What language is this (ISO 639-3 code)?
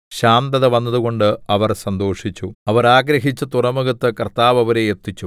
mal